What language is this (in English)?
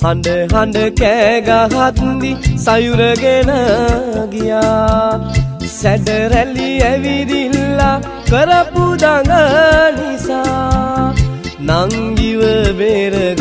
Thai